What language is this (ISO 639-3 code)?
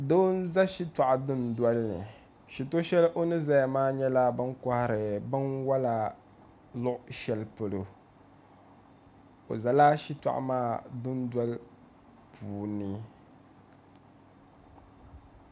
dag